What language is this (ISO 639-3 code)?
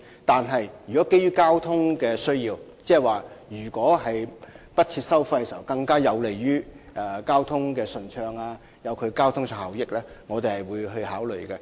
yue